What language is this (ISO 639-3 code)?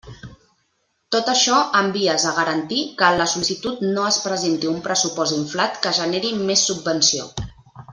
cat